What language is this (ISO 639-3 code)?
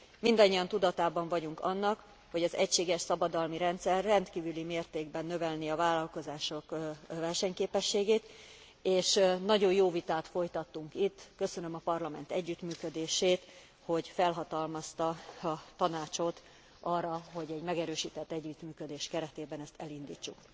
hun